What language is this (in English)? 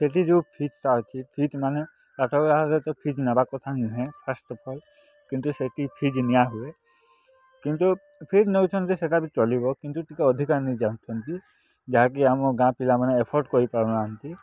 Odia